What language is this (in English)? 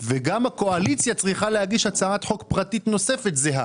Hebrew